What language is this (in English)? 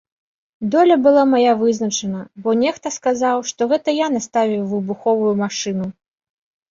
Belarusian